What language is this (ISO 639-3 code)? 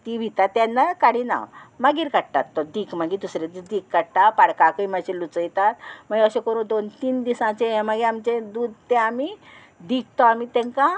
kok